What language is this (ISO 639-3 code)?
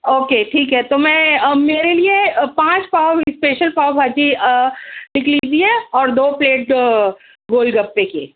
urd